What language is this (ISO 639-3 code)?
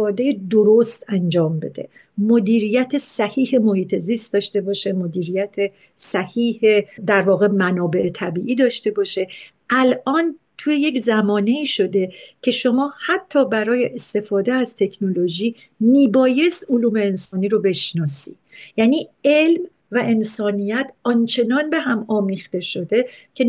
fas